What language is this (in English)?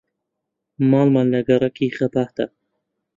Central Kurdish